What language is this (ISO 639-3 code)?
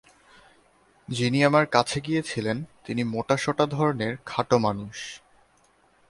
ben